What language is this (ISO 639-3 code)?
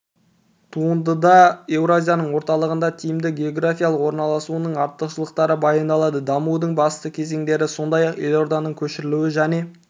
kaz